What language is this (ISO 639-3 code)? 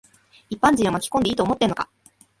jpn